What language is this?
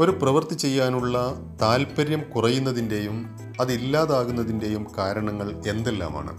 Malayalam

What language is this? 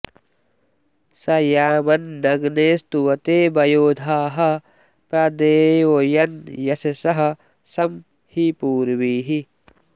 Sanskrit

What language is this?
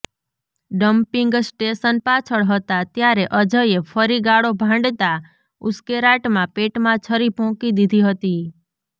Gujarati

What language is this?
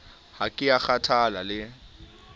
Southern Sotho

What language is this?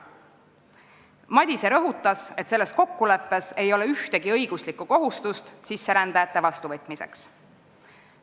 Estonian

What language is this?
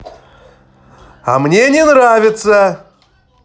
Russian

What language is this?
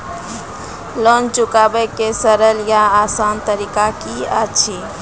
Maithili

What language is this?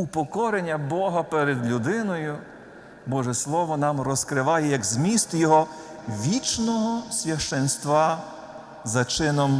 Ukrainian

